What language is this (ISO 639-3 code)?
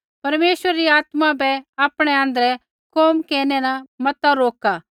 kfx